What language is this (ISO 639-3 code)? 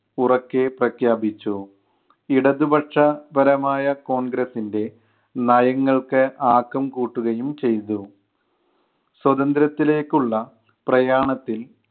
mal